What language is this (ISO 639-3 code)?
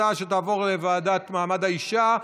heb